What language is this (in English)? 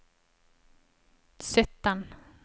Norwegian